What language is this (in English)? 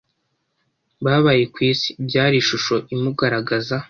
Kinyarwanda